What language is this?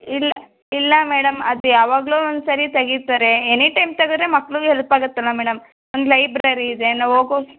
Kannada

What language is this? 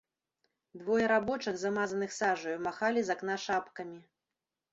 Belarusian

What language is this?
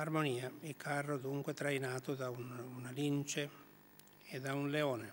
Italian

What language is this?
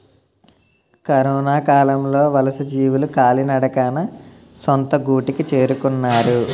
Telugu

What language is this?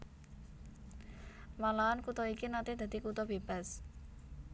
Javanese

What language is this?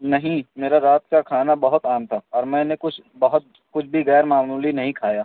Urdu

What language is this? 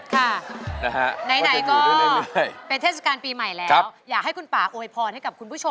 Thai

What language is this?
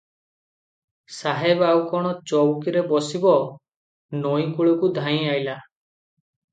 Odia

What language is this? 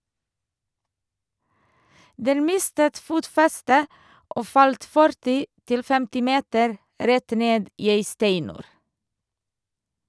Norwegian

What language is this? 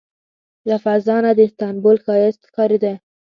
Pashto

